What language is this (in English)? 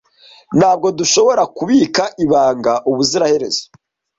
Kinyarwanda